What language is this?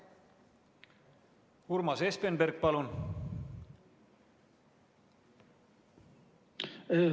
Estonian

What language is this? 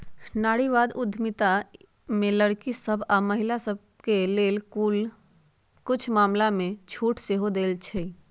Magahi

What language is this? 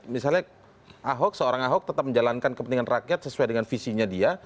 Indonesian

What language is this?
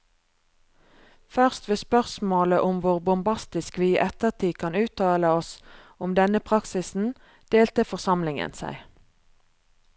Norwegian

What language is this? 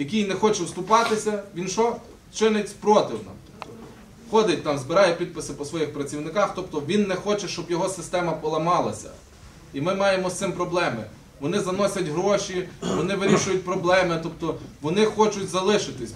Ukrainian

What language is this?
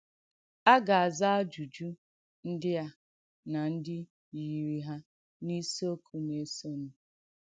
Igbo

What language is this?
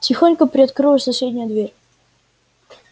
Russian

